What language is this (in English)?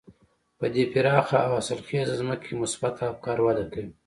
Pashto